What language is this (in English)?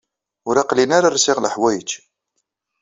Kabyle